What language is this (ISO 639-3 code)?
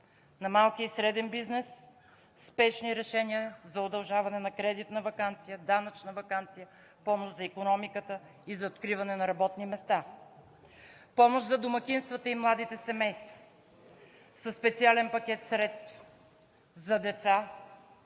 bul